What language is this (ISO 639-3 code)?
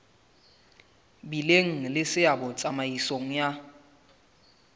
sot